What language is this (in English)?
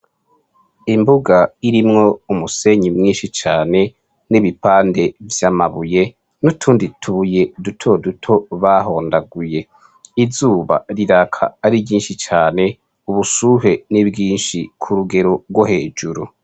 Rundi